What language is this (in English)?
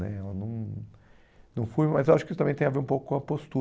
Portuguese